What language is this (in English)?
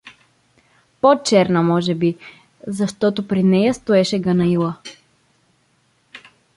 Bulgarian